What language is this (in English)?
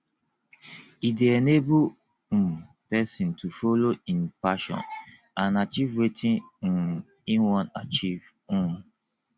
Nigerian Pidgin